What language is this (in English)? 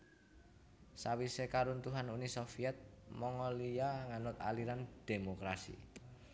Javanese